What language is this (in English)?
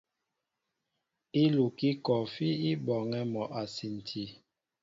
Mbo (Cameroon)